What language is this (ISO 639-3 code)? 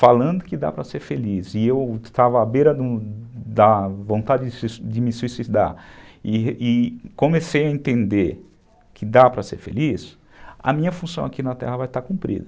por